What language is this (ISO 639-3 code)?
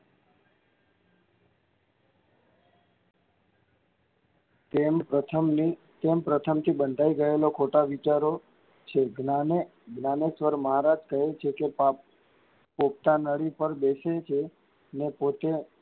guj